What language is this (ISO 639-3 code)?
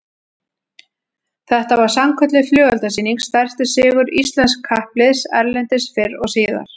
isl